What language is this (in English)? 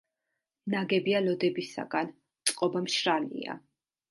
Georgian